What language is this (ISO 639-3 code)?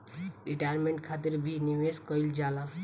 bho